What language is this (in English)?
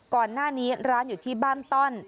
Thai